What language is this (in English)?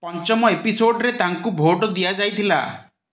Odia